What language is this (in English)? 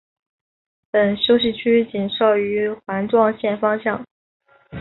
Chinese